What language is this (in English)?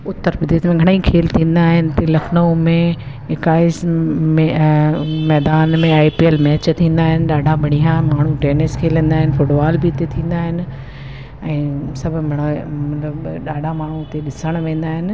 Sindhi